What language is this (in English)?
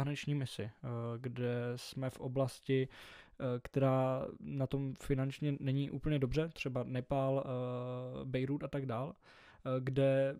Czech